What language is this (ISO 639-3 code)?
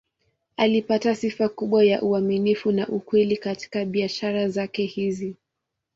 swa